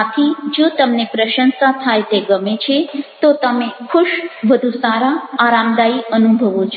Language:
Gujarati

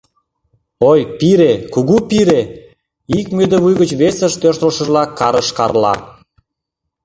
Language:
Mari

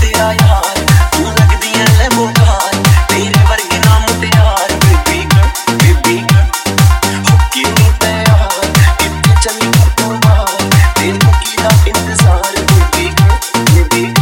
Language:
Hindi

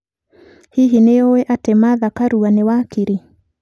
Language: Kikuyu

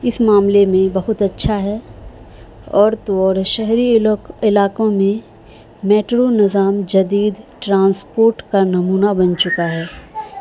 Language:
Urdu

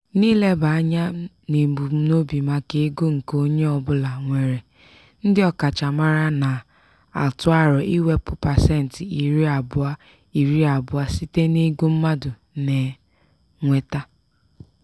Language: Igbo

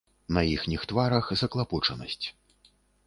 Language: Belarusian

